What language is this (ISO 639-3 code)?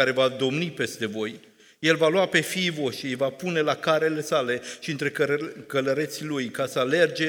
ron